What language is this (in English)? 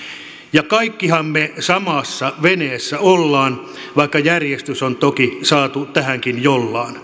Finnish